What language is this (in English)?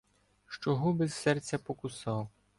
Ukrainian